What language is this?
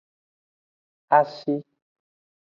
Aja (Benin)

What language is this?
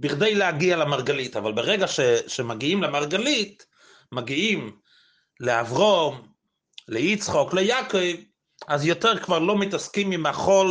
Hebrew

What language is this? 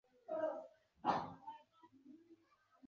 Bangla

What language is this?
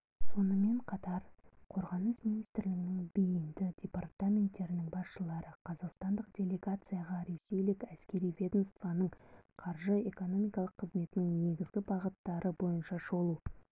Kazakh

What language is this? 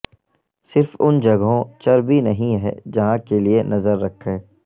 Urdu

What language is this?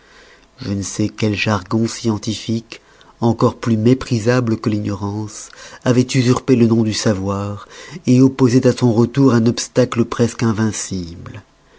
French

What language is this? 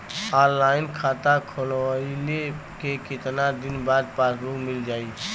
Bhojpuri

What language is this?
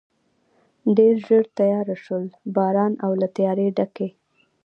Pashto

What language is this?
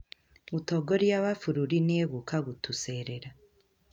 Kikuyu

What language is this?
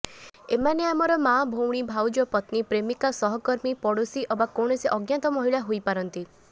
Odia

